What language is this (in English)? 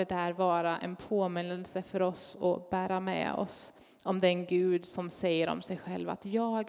Swedish